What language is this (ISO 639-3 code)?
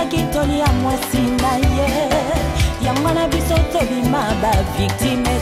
ron